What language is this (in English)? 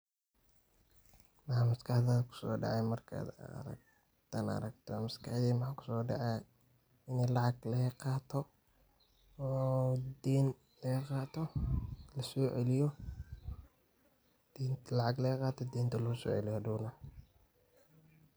Somali